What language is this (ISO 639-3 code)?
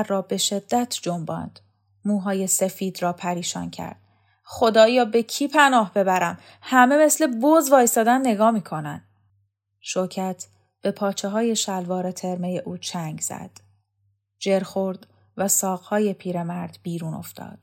fas